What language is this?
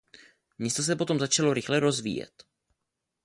Czech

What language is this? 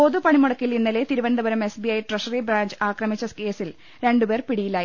Malayalam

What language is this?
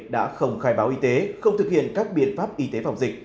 Vietnamese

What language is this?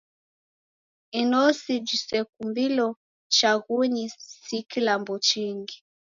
Taita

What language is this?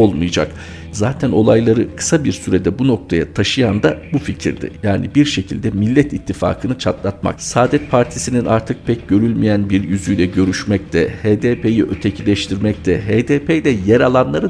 Turkish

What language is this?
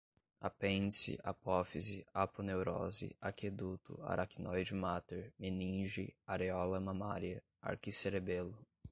Portuguese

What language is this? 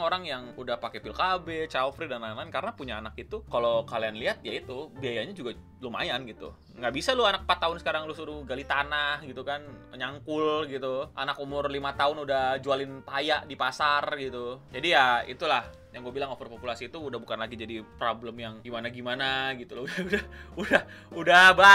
Indonesian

